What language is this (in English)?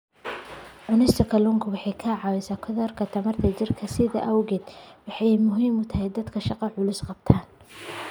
Somali